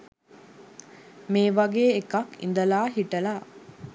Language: Sinhala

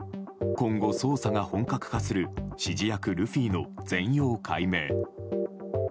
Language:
Japanese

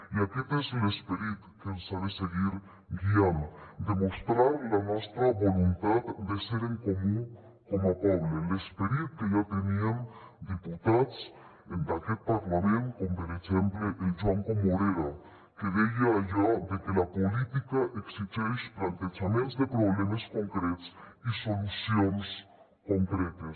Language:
Catalan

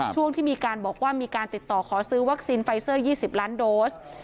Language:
Thai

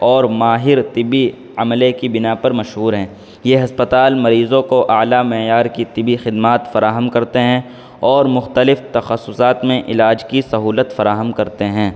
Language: Urdu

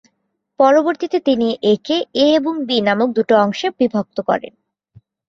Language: Bangla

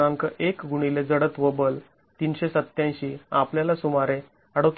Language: Marathi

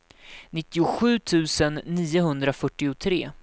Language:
Swedish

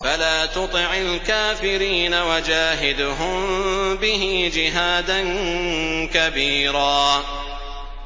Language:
Arabic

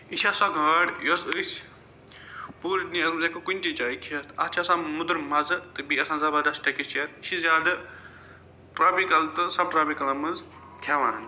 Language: Kashmiri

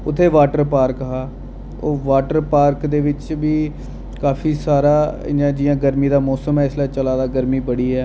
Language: Dogri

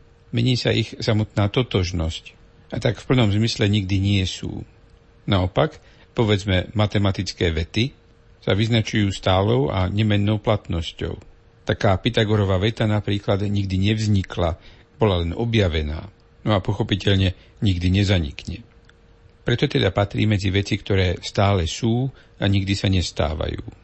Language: Slovak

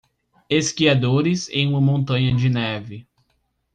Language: Portuguese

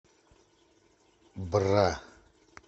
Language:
Russian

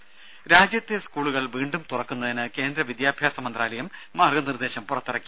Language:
Malayalam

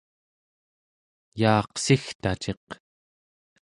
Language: Central Yupik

